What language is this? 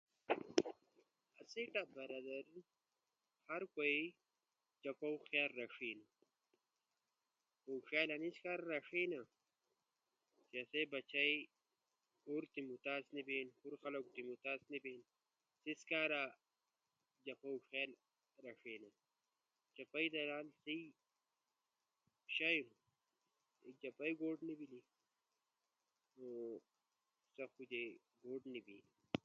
Ushojo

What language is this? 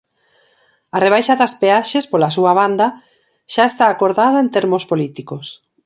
Galician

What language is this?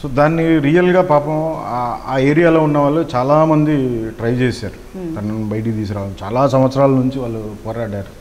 Telugu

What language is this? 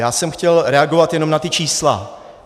Czech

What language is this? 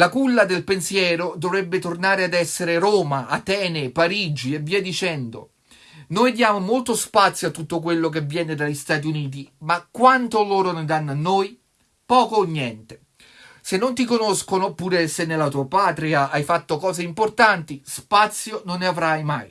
Italian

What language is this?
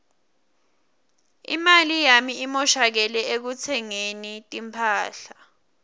Swati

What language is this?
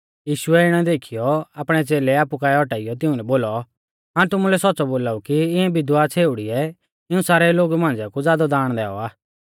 Mahasu Pahari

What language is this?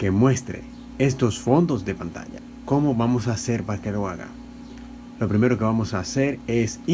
Spanish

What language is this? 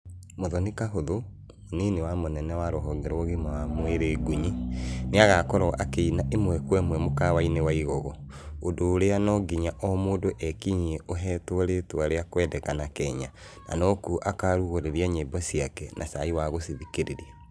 Kikuyu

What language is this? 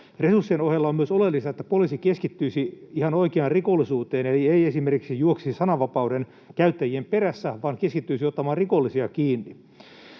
Finnish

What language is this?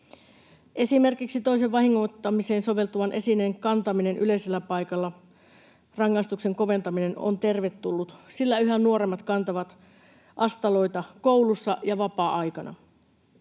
Finnish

